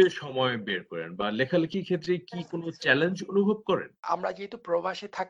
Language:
Bangla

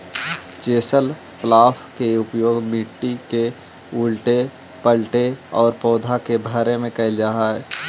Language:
Magahi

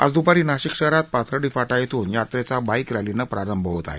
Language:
Marathi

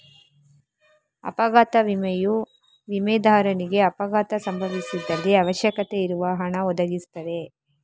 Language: Kannada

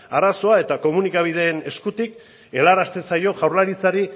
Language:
Basque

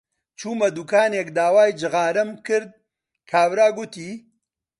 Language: Central Kurdish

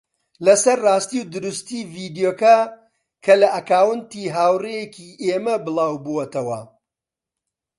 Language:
Central Kurdish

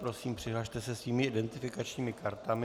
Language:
Czech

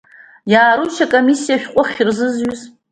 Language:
Abkhazian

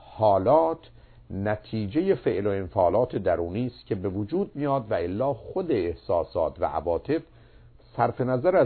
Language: Persian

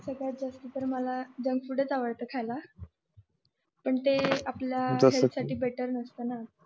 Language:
Marathi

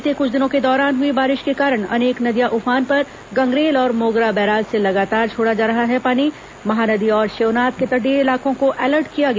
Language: Hindi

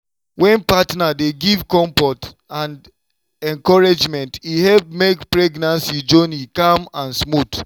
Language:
Nigerian Pidgin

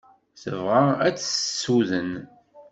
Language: Kabyle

